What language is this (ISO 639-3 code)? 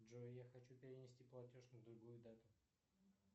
rus